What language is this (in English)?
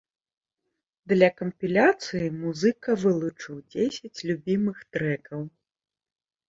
Belarusian